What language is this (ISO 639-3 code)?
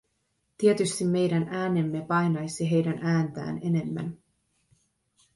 fin